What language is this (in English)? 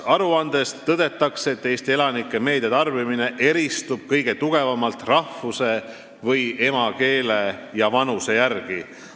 Estonian